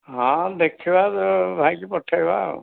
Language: Odia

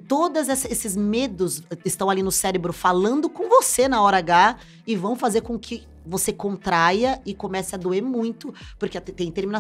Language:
Portuguese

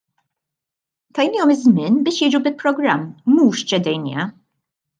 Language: Maltese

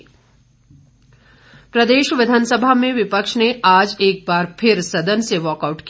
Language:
Hindi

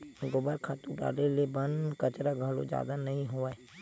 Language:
Chhattisgarhi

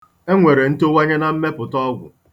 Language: Igbo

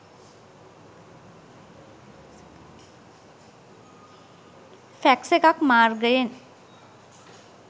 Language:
Sinhala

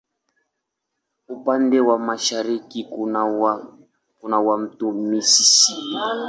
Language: Swahili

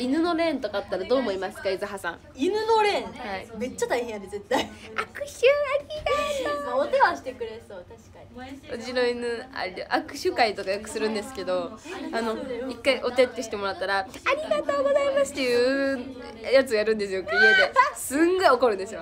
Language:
Japanese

